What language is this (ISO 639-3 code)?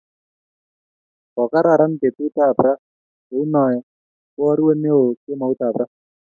kln